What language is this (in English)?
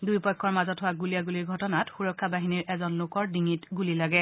Assamese